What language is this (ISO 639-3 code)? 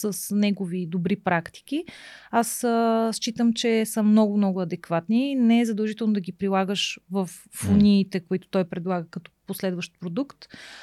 bul